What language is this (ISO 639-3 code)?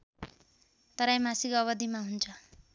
nep